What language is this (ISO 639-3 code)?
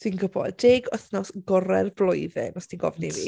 cym